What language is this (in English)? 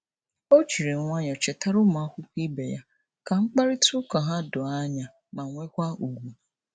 Igbo